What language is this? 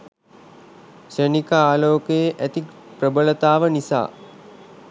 Sinhala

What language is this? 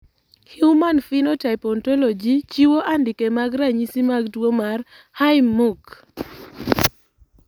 Luo (Kenya and Tanzania)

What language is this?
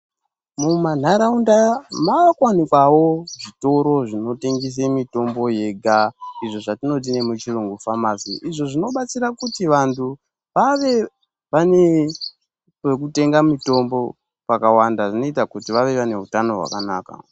Ndau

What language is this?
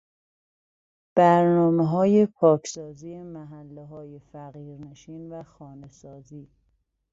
Persian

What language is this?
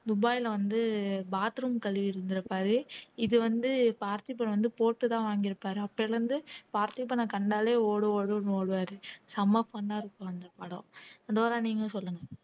Tamil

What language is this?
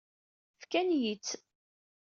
Kabyle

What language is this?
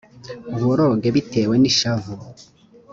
Kinyarwanda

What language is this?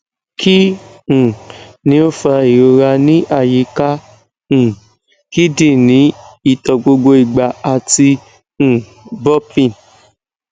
Yoruba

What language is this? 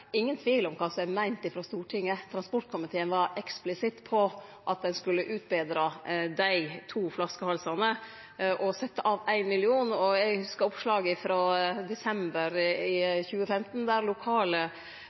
Norwegian Nynorsk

